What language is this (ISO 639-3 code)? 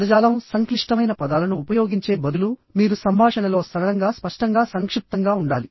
tel